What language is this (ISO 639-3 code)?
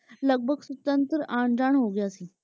pan